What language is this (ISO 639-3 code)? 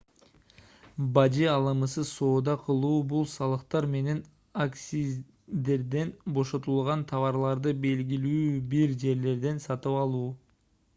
kir